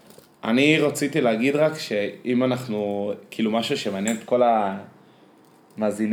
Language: Hebrew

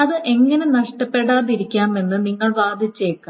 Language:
Malayalam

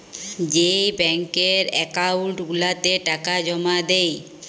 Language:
Bangla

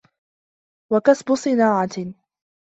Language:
Arabic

